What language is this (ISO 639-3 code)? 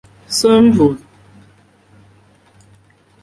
zho